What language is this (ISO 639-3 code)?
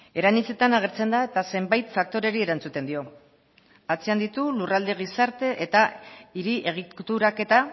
eus